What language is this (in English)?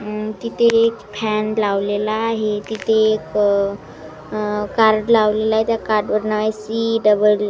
Marathi